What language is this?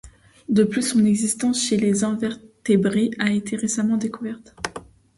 French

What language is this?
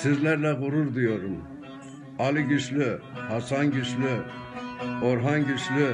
Turkish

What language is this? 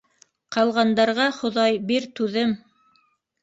Bashkir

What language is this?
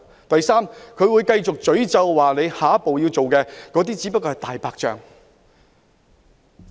Cantonese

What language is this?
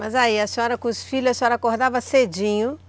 Portuguese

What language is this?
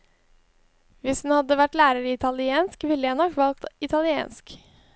Norwegian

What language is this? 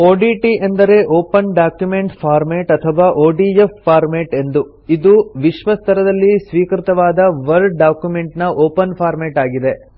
Kannada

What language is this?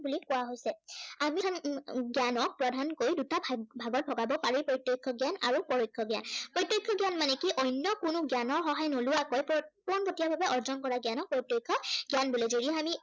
Assamese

